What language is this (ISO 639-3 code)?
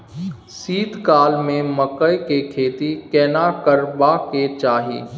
mai